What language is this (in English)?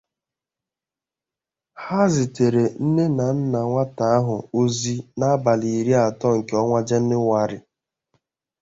Igbo